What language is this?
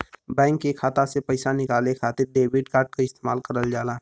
Bhojpuri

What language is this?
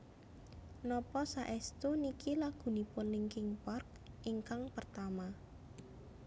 Javanese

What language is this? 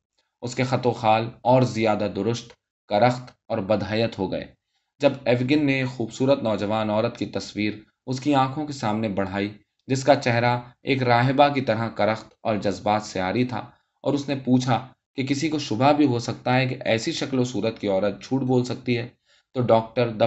Urdu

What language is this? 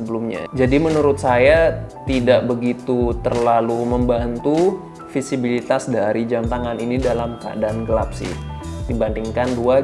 Indonesian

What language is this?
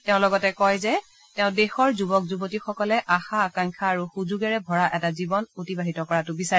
Assamese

